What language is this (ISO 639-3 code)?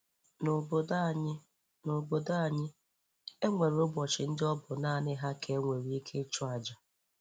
ibo